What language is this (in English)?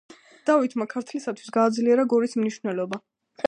Georgian